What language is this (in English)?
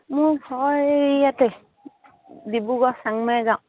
Assamese